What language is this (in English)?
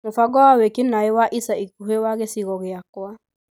Kikuyu